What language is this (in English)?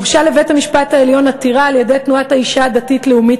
Hebrew